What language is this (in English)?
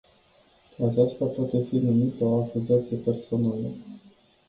Romanian